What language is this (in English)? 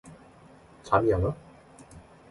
Korean